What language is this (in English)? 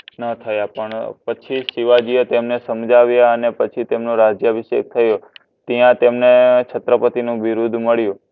Gujarati